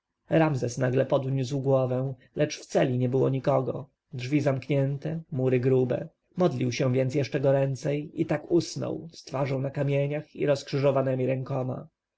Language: Polish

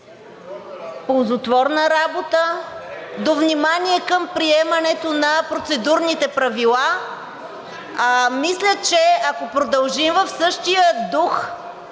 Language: Bulgarian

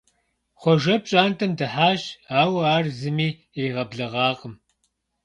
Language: Kabardian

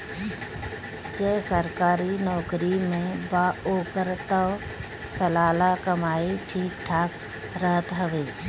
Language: Bhojpuri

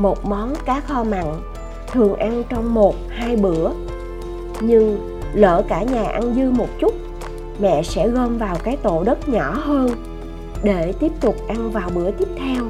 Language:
Vietnamese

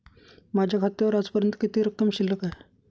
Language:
Marathi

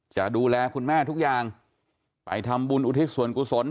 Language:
Thai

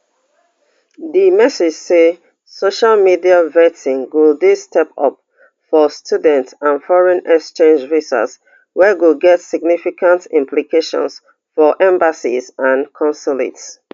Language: Nigerian Pidgin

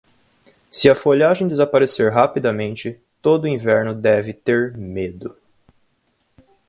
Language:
Portuguese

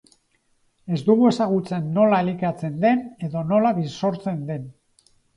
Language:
Basque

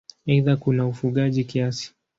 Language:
Swahili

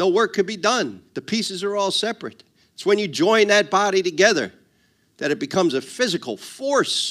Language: English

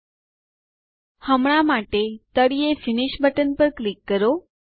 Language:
Gujarati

